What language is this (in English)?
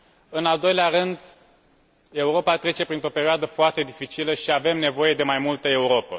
Romanian